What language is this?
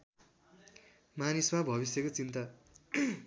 Nepali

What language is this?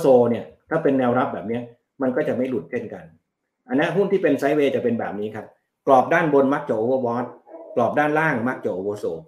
Thai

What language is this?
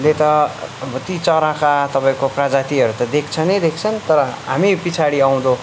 Nepali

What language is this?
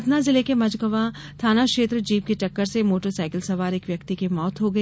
Hindi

